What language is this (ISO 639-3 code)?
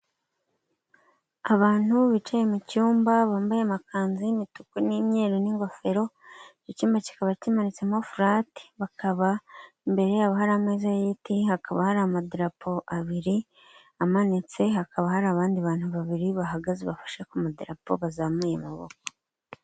kin